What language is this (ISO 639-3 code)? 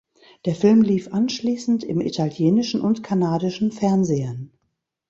deu